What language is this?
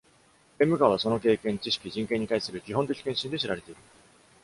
Japanese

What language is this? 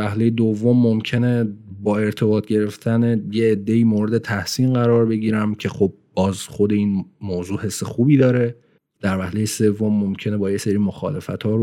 Persian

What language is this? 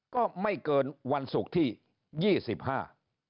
Thai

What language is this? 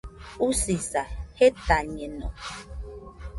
Nüpode Huitoto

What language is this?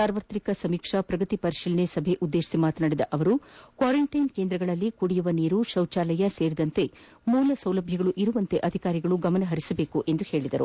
Kannada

